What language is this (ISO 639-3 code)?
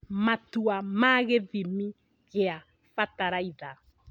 kik